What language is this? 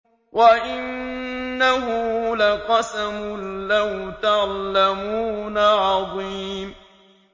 Arabic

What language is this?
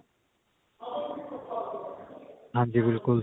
Punjabi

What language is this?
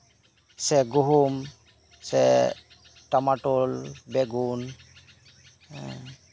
Santali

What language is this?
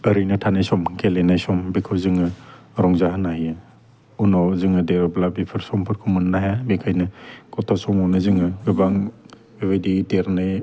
Bodo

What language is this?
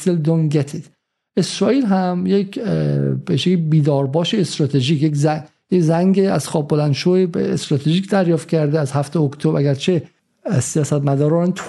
Persian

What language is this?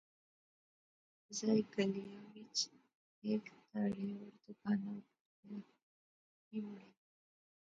Pahari-Potwari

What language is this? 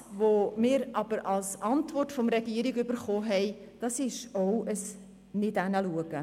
Swiss German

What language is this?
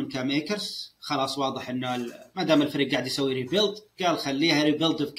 Arabic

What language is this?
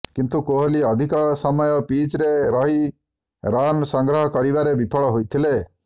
Odia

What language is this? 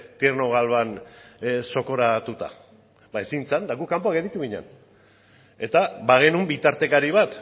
Basque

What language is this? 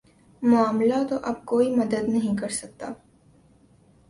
Urdu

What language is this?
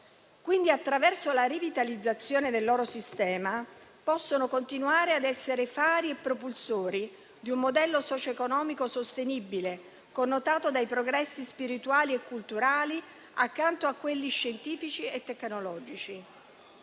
Italian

